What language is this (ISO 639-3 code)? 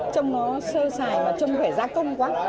vie